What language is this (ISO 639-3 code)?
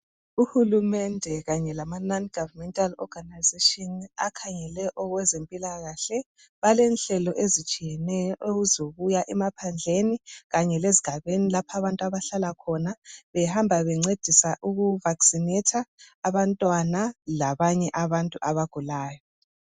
nde